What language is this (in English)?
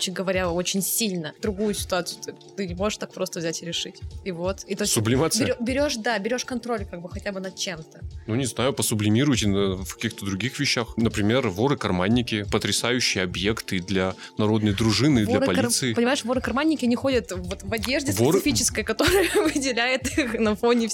Russian